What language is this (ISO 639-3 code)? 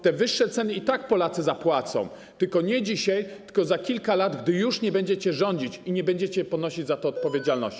pol